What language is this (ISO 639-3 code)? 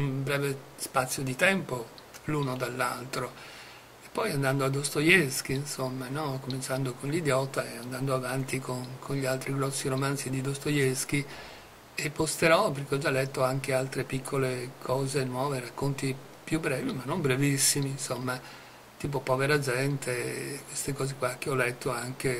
ita